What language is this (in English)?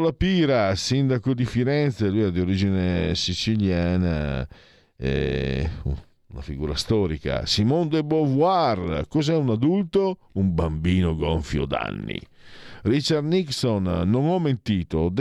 Italian